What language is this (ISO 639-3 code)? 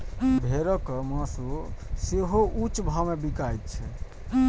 mai